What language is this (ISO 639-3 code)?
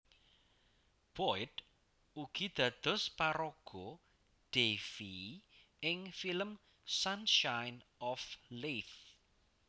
jav